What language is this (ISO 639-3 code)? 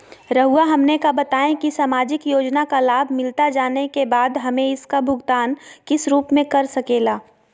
mag